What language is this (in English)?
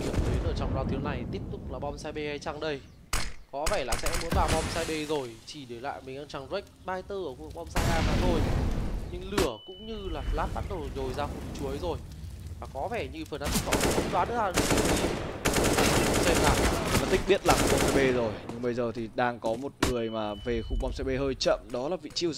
Vietnamese